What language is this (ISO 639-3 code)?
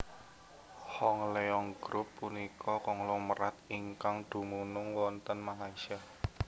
jav